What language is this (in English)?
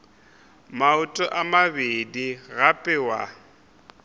Northern Sotho